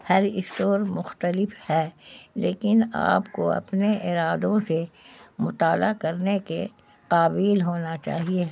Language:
Urdu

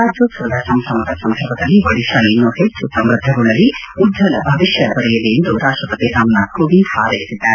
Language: Kannada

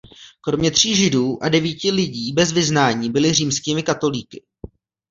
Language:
Czech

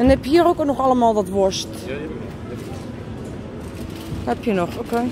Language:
Dutch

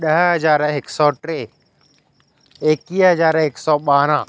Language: Sindhi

